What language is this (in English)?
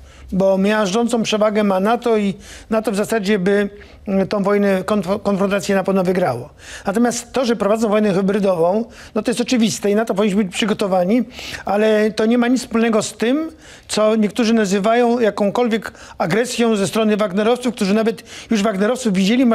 Polish